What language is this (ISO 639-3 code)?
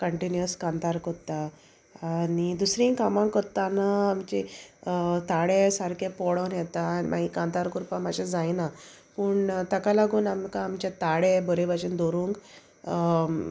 kok